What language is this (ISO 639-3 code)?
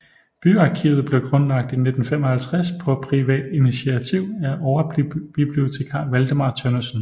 dan